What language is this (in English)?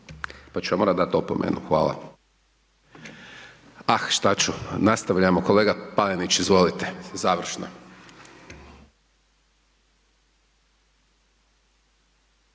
Croatian